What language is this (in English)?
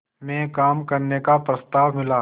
Hindi